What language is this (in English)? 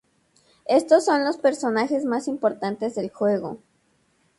Spanish